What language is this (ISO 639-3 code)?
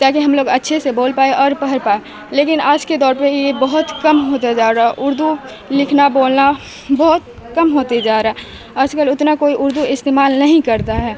urd